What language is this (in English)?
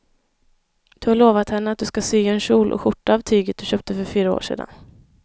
Swedish